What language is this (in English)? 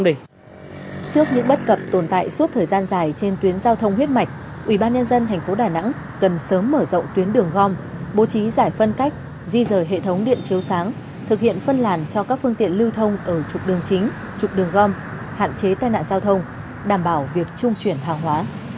Vietnamese